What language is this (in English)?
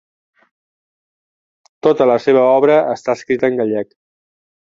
Catalan